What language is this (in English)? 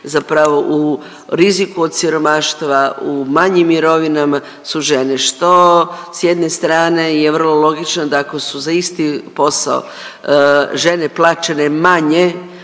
Croatian